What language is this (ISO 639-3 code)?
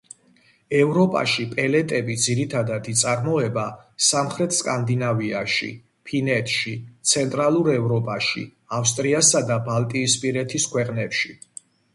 kat